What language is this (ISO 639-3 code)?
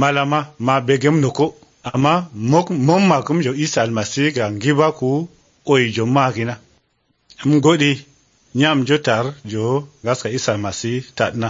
ara